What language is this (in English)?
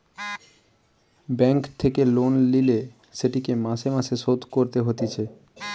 Bangla